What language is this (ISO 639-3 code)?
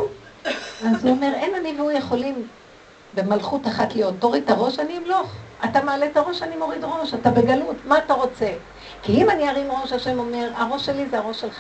heb